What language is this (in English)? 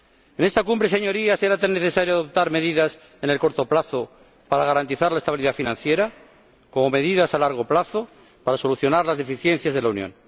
Spanish